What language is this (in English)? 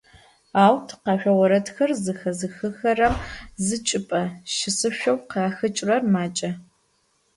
Adyghe